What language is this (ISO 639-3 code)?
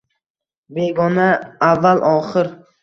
uzb